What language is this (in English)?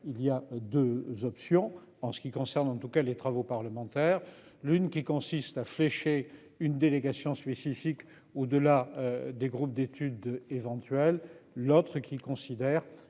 French